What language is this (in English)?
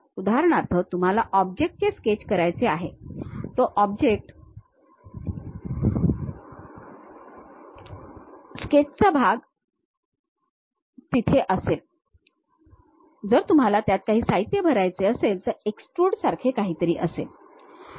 Marathi